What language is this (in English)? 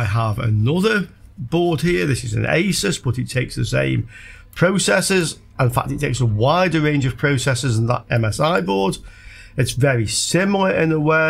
English